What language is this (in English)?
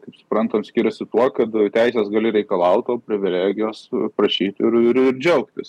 Lithuanian